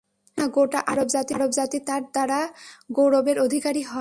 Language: Bangla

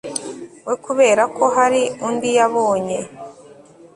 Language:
Kinyarwanda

